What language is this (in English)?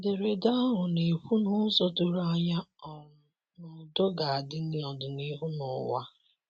Igbo